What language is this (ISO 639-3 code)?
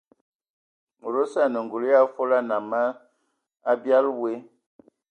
ewo